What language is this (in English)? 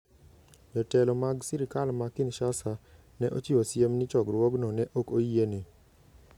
Luo (Kenya and Tanzania)